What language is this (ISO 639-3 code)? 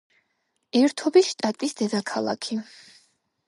kat